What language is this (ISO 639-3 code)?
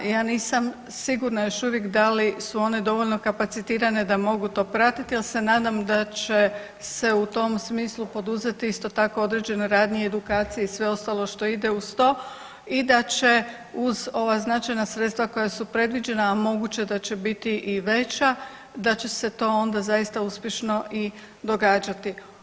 hrv